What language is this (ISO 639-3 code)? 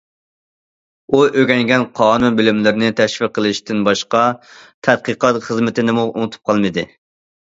uig